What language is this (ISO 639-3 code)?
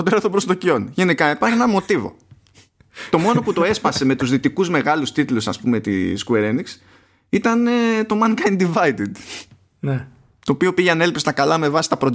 ell